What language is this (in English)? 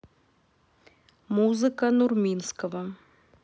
Russian